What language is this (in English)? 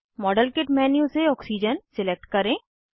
Hindi